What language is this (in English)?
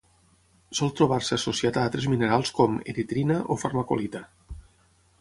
Catalan